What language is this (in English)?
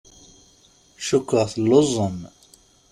Kabyle